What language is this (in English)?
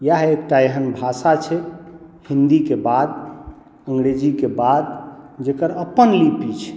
Maithili